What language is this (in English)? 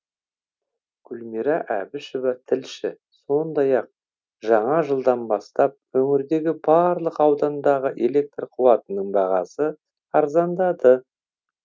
Kazakh